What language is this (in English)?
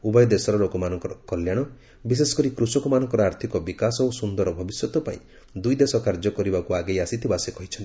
Odia